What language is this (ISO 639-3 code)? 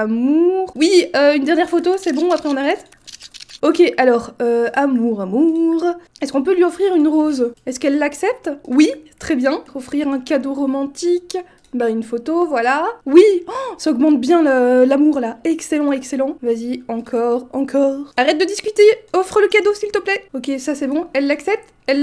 fra